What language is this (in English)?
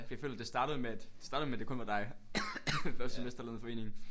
Danish